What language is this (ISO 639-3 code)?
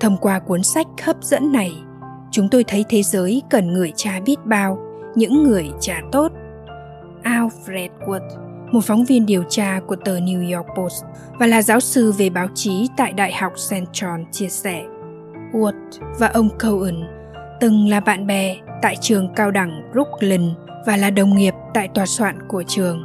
vie